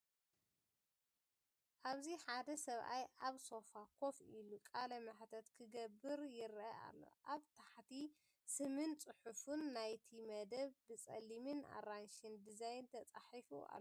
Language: Tigrinya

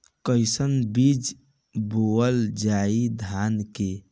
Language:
Bhojpuri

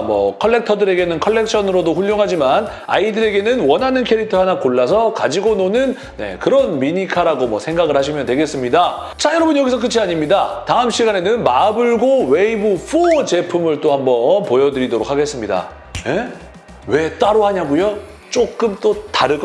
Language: Korean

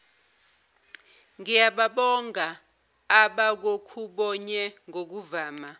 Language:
Zulu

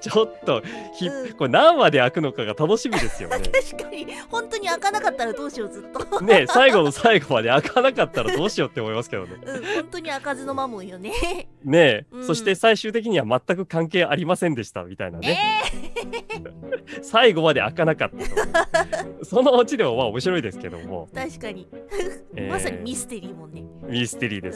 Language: Japanese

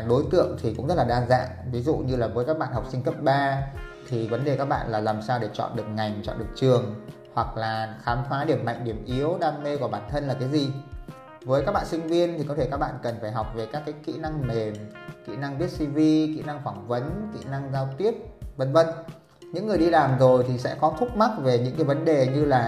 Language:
Vietnamese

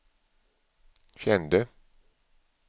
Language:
Swedish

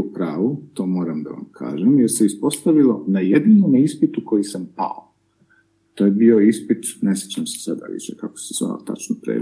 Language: Croatian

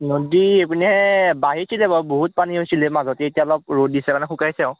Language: Assamese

